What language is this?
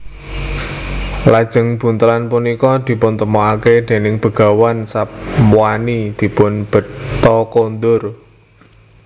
Javanese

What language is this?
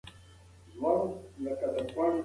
Pashto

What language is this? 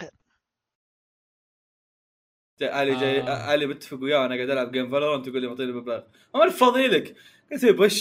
Arabic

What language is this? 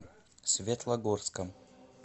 Russian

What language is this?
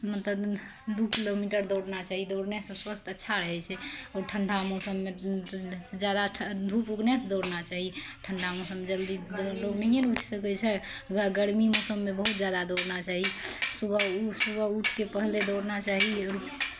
Maithili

